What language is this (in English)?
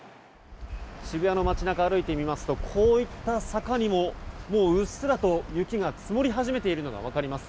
Japanese